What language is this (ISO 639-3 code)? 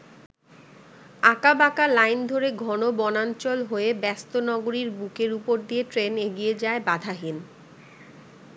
ben